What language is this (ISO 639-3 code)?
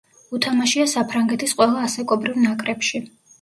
kat